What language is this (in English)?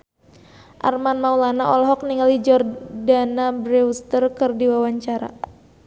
Sundanese